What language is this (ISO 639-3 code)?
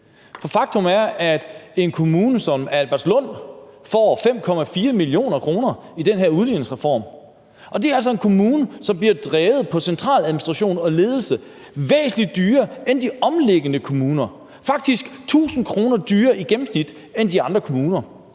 dan